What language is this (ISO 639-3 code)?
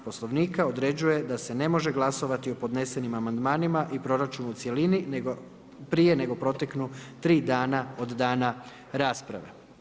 hrv